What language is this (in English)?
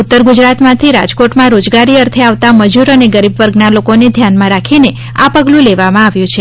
Gujarati